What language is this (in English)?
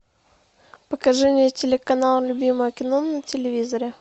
Russian